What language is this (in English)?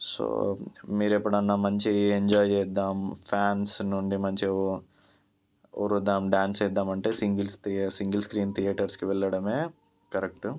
Telugu